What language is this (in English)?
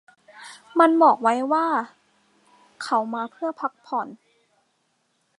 Thai